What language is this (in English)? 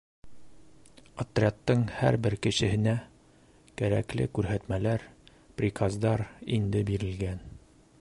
Bashkir